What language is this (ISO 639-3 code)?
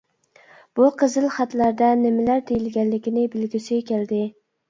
uig